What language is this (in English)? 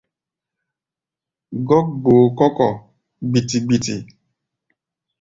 Gbaya